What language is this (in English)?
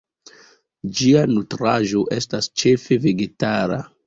Esperanto